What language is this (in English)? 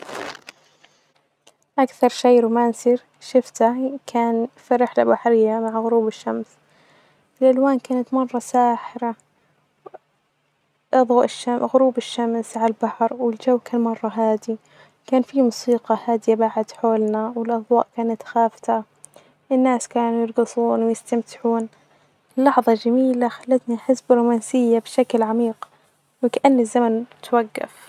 Najdi Arabic